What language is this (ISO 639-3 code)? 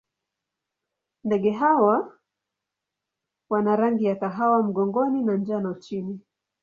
swa